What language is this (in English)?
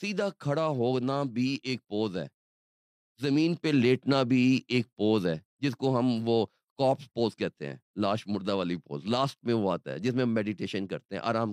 Urdu